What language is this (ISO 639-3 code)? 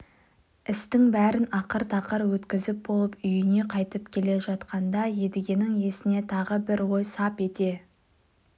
kaz